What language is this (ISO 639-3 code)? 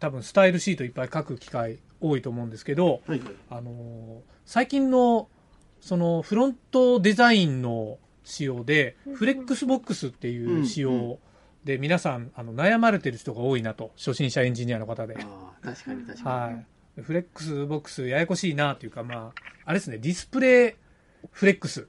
jpn